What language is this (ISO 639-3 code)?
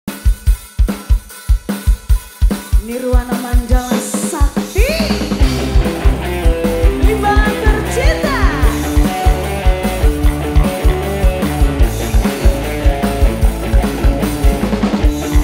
ind